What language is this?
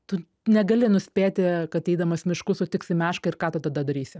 Lithuanian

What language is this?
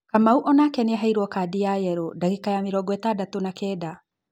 Kikuyu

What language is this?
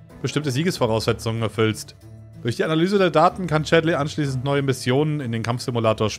German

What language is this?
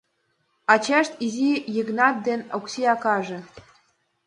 Mari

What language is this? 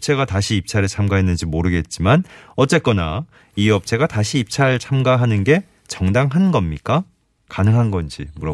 Korean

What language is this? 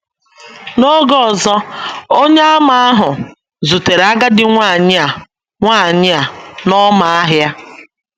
Igbo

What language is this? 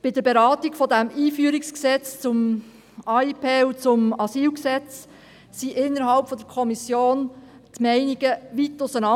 Swiss German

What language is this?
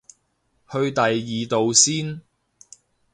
Cantonese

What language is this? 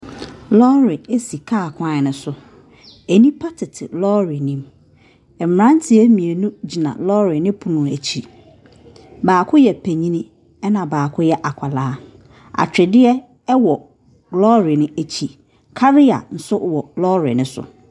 Akan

